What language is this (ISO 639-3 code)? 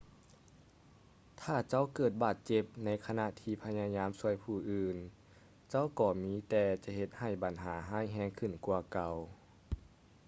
lao